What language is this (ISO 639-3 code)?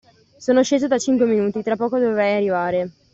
ita